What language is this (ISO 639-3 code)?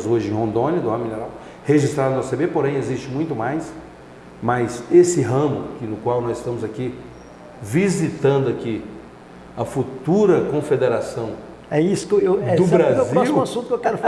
por